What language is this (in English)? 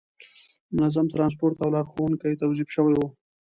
Pashto